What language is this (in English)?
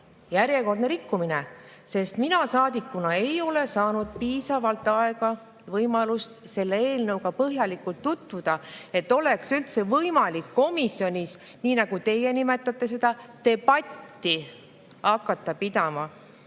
Estonian